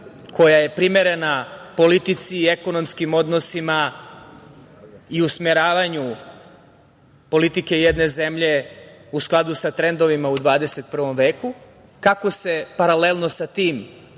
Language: Serbian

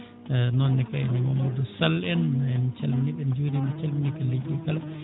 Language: Fula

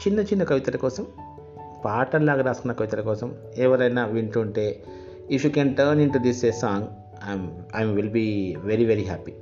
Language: Telugu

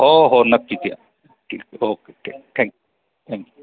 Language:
Marathi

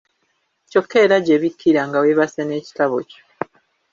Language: Ganda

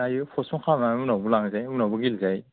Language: Bodo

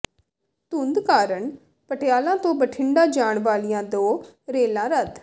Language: Punjabi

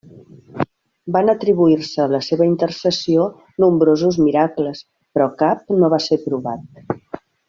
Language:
Catalan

